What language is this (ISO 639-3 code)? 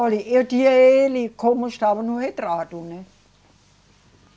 por